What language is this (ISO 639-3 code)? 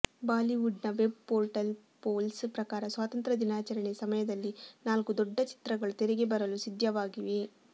kan